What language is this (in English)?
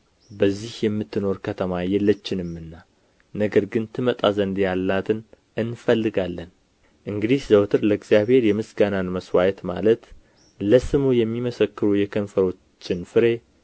Amharic